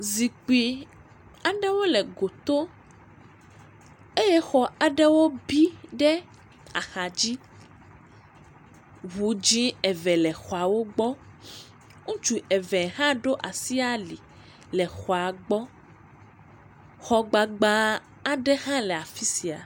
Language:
Ewe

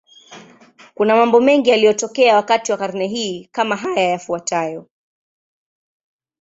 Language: Swahili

